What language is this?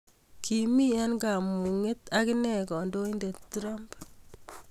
Kalenjin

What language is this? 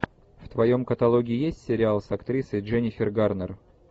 Russian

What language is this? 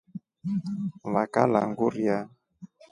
Rombo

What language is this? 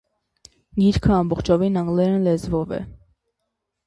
Armenian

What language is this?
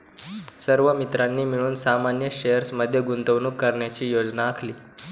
Marathi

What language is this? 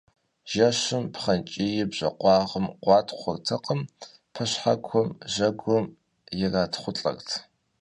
Kabardian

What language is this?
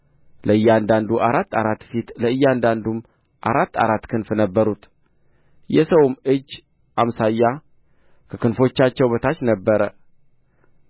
Amharic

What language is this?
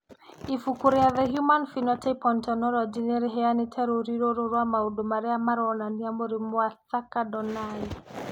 Kikuyu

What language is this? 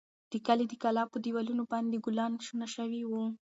Pashto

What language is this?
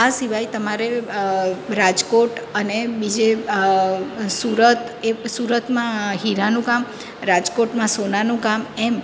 Gujarati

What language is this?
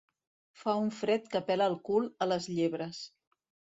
Catalan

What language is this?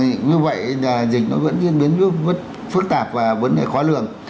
Vietnamese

